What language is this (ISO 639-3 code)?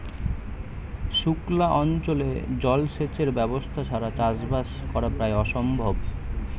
ben